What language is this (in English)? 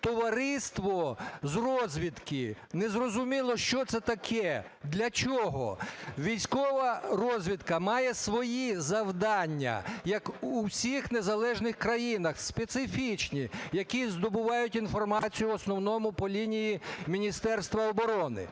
Ukrainian